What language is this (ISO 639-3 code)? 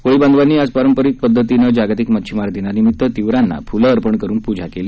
mar